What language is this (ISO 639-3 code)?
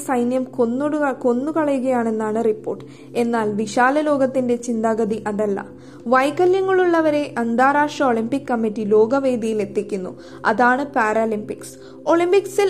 mal